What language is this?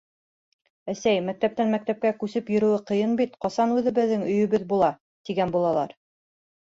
Bashkir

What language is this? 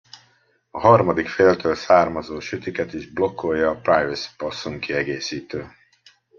Hungarian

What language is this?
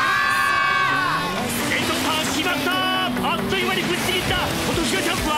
Japanese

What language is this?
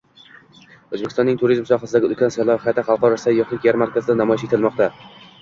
Uzbek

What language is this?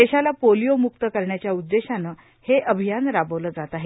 Marathi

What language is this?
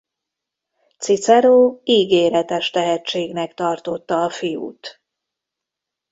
Hungarian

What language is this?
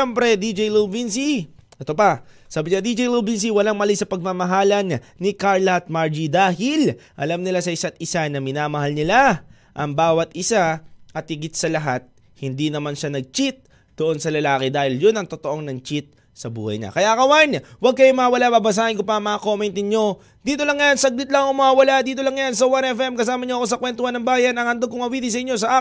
Filipino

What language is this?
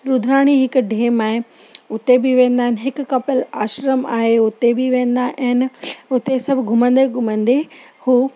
Sindhi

